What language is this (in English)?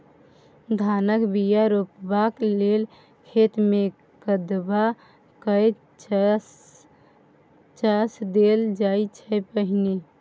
Maithili